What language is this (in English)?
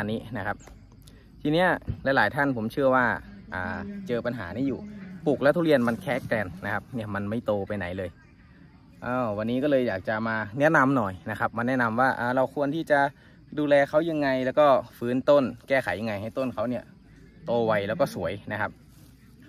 Thai